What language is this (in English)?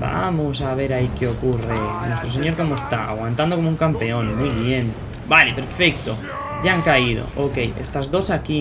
Spanish